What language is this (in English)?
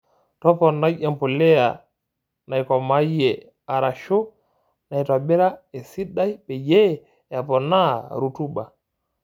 Masai